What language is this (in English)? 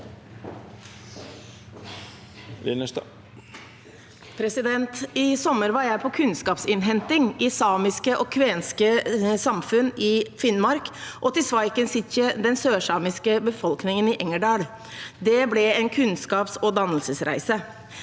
Norwegian